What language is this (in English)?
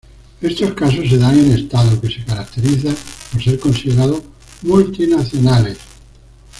Spanish